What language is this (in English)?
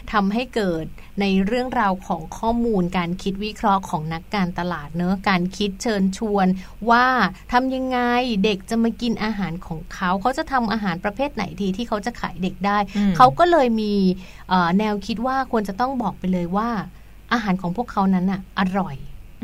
Thai